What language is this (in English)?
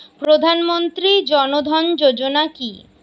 Bangla